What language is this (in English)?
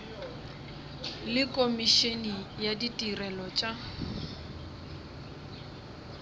Northern Sotho